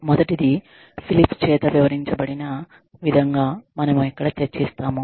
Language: Telugu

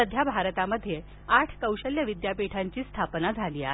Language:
Marathi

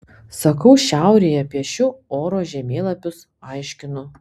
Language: Lithuanian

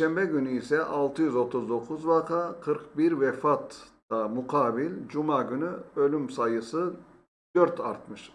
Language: Turkish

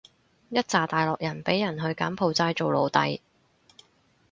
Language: Cantonese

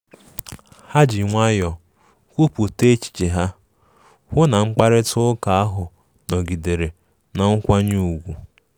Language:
Igbo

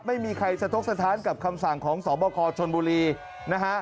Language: Thai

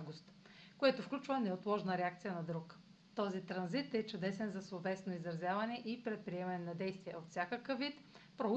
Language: Bulgarian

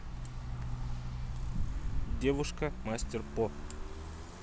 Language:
Russian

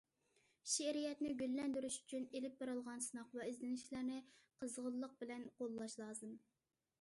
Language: Uyghur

